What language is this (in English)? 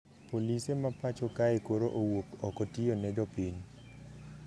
Luo (Kenya and Tanzania)